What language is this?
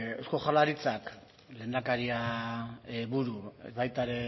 Basque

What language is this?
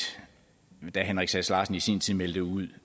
Danish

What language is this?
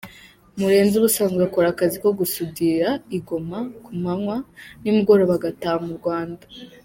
Kinyarwanda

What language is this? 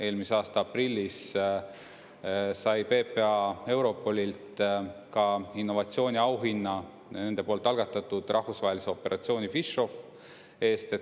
Estonian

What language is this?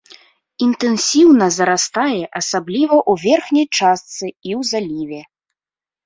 Belarusian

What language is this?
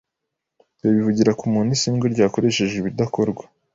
Kinyarwanda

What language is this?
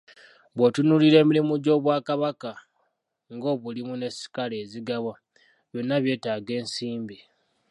Ganda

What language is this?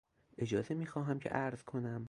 Persian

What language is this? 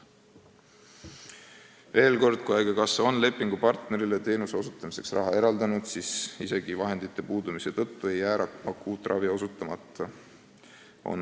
Estonian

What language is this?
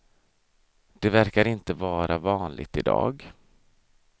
Swedish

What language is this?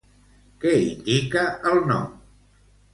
Catalan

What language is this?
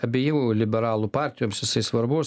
Lithuanian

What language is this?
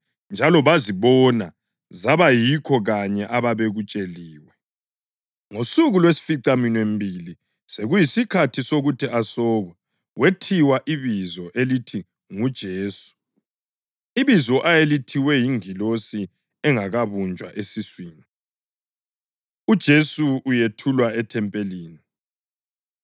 North Ndebele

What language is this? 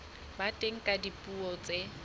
Southern Sotho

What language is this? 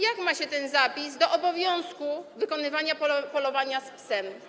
Polish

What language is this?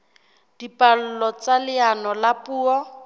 Southern Sotho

